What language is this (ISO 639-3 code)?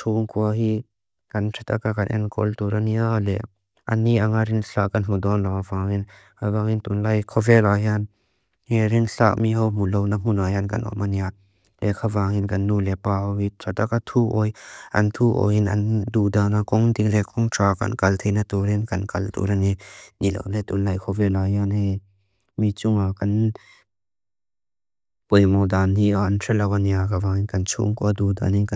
lus